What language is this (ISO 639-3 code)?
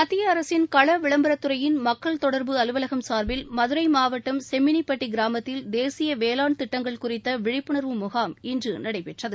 tam